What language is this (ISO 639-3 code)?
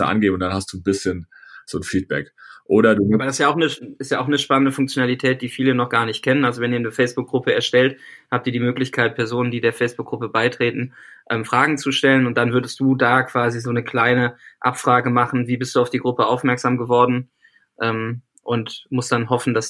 deu